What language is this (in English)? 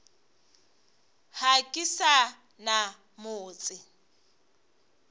Northern Sotho